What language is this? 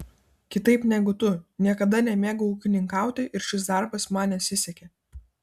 Lithuanian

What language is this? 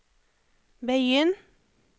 Norwegian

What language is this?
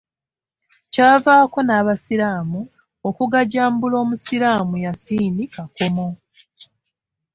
Ganda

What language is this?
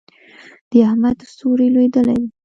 Pashto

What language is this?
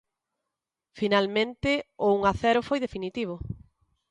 Galician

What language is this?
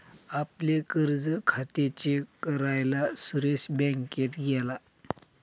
Marathi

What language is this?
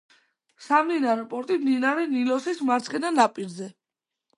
Georgian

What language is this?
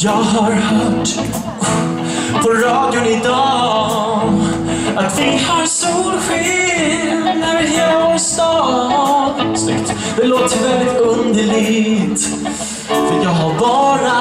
Swedish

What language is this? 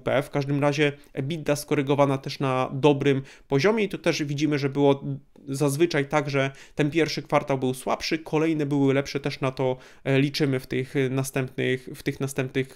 Polish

